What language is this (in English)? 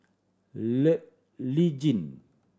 English